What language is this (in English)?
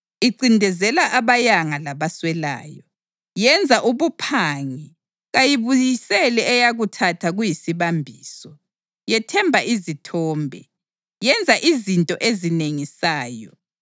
North Ndebele